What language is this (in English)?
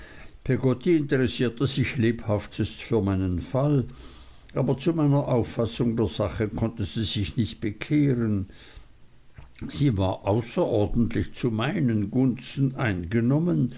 German